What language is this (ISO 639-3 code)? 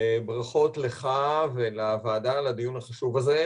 heb